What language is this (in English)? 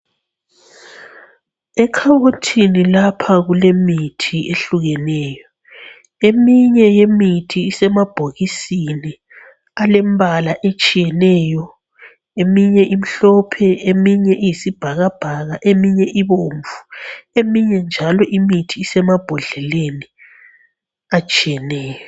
North Ndebele